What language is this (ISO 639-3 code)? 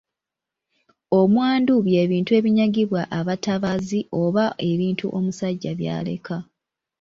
lug